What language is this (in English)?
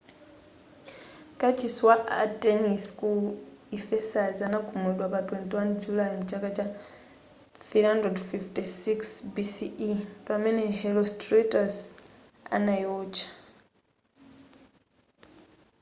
Nyanja